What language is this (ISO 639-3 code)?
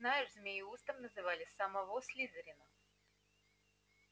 rus